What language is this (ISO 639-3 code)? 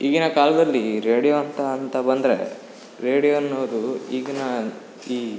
kan